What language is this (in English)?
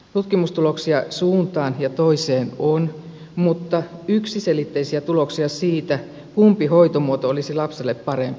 Finnish